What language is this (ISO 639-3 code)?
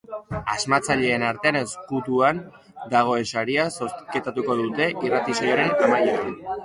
eus